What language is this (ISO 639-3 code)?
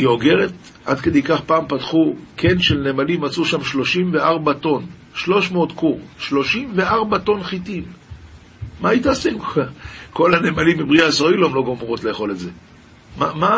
heb